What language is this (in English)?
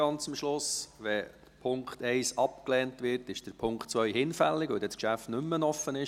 Swiss German